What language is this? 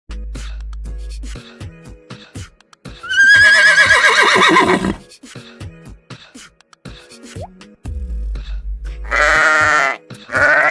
English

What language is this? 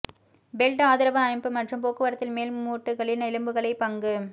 Tamil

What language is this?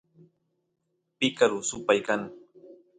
Santiago del Estero Quichua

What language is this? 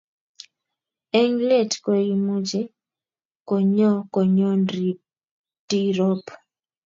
Kalenjin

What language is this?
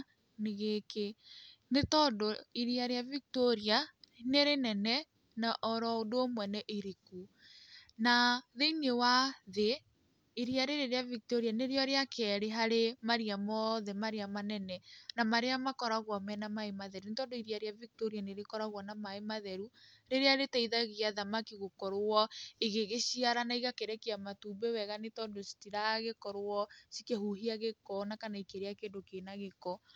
Kikuyu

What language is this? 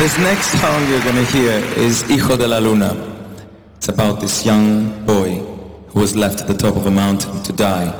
Greek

